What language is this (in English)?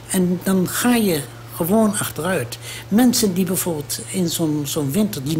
Dutch